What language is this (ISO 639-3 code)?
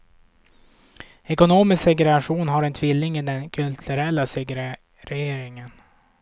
swe